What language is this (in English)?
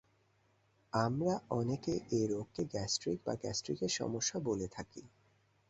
Bangla